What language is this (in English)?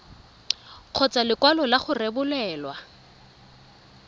Tswana